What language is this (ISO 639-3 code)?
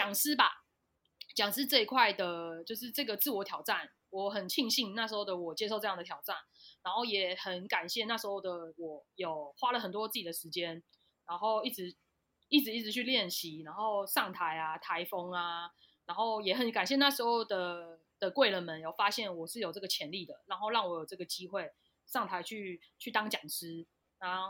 zho